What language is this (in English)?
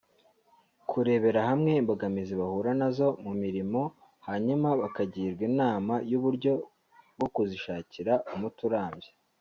Kinyarwanda